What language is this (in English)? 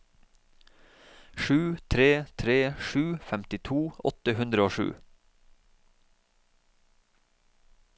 Norwegian